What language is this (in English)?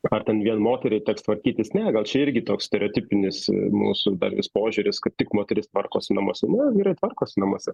Lithuanian